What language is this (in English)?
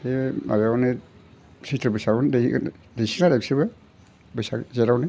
Bodo